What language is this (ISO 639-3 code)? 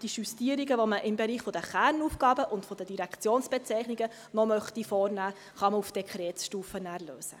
gsw